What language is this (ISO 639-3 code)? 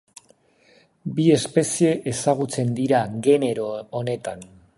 eus